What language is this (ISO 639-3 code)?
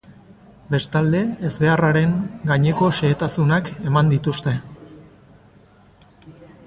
eus